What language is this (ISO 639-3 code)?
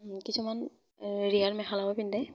asm